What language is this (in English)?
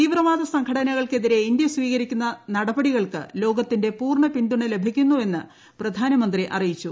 Malayalam